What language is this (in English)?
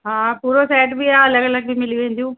Sindhi